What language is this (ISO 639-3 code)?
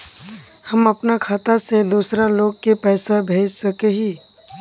mag